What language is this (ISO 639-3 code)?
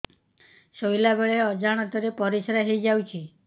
ori